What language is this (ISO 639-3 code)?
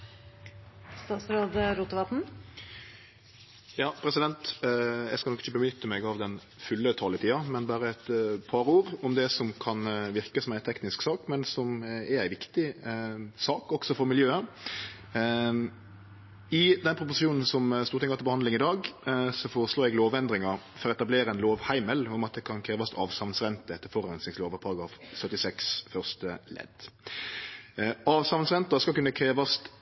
nno